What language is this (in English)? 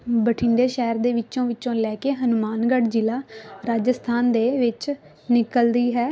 Punjabi